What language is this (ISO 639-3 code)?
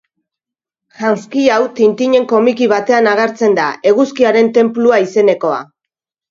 eus